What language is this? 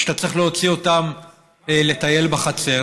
Hebrew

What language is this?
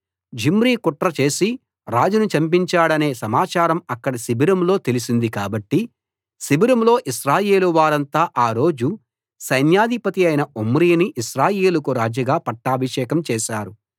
Telugu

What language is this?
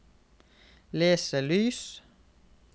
Norwegian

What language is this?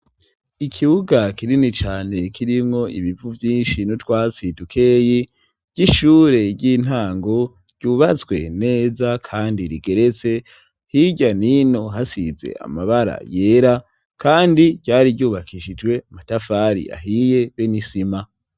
Rundi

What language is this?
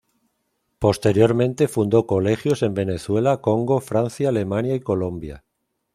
Spanish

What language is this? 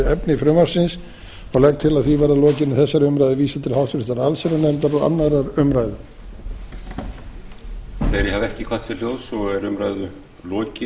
Icelandic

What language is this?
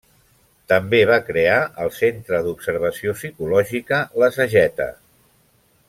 Catalan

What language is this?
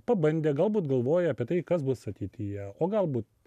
Lithuanian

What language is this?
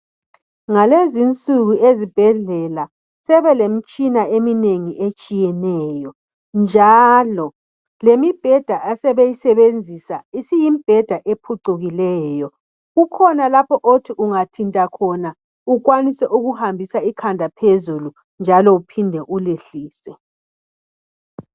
North Ndebele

